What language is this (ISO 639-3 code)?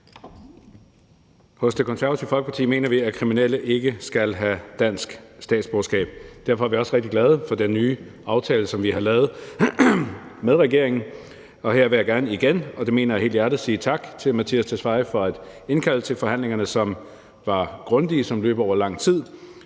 dan